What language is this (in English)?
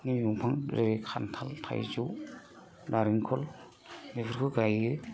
Bodo